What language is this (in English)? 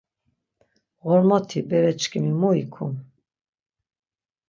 Laz